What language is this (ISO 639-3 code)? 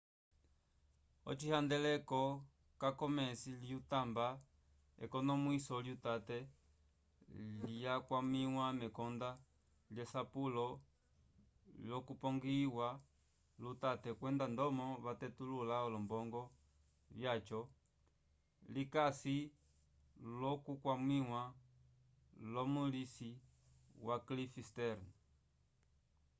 umb